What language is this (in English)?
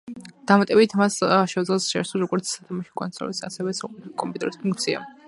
Georgian